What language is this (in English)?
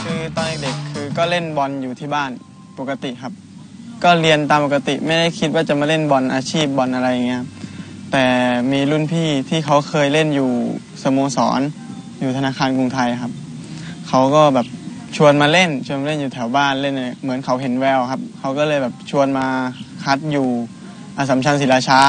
Thai